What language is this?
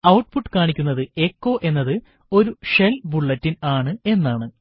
Malayalam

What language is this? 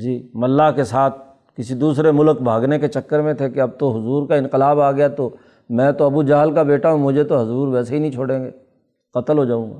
Urdu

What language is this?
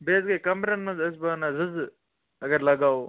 Kashmiri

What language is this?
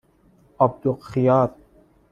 Persian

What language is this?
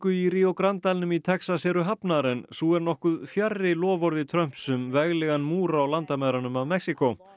Icelandic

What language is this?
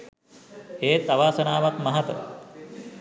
Sinhala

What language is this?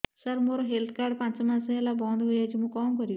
Odia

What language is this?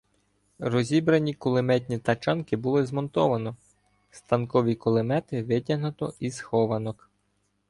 Ukrainian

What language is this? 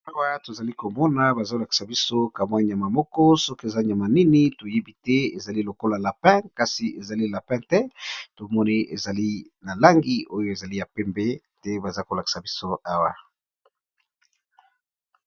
Lingala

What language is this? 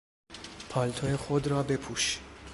Persian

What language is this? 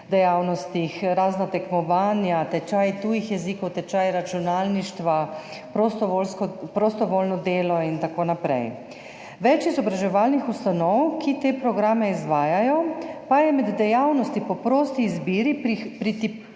Slovenian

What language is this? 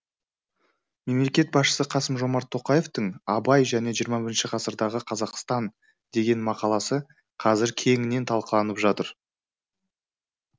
Kazakh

